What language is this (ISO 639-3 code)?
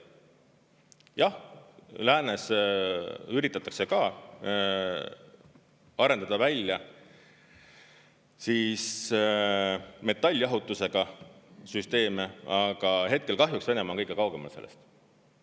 est